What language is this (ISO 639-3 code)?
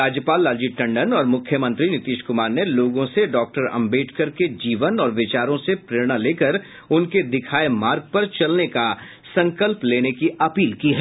hin